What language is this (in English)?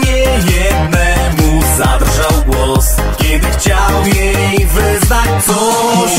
Polish